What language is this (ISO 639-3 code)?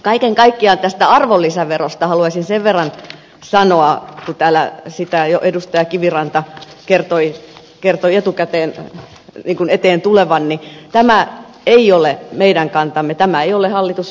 fin